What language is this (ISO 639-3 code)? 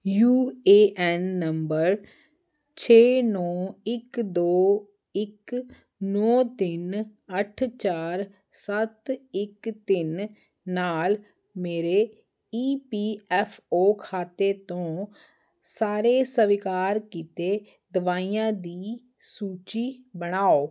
pan